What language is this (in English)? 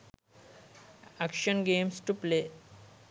Sinhala